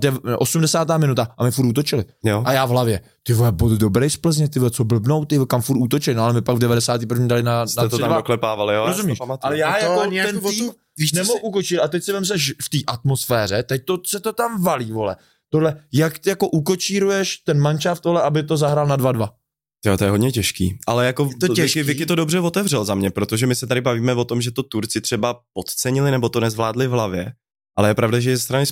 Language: Czech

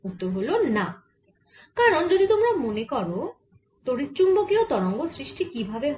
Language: Bangla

